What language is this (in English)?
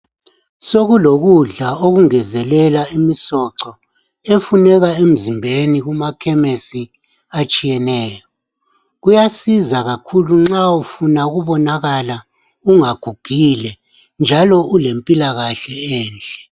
North Ndebele